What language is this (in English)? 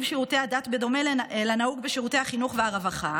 Hebrew